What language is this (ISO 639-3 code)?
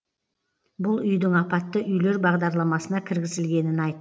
kaz